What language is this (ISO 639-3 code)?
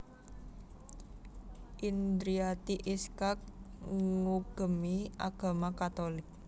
jav